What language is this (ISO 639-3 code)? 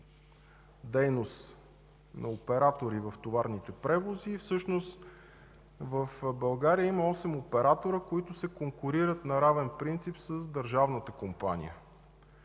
bul